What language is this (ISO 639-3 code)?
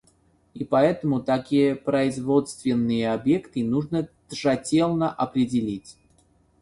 rus